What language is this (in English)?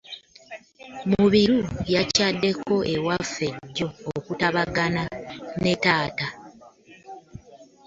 Ganda